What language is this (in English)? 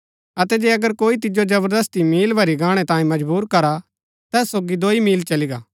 Gaddi